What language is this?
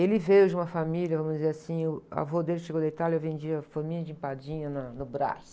Portuguese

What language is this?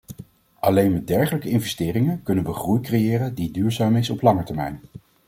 Dutch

